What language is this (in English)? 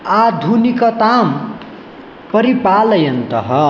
Sanskrit